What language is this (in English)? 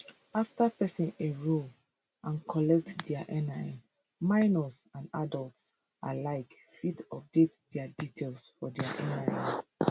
Nigerian Pidgin